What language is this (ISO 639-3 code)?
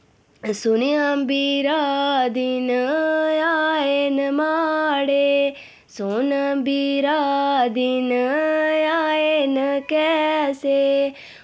doi